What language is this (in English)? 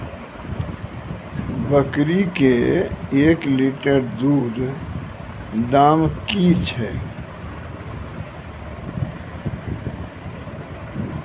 Maithili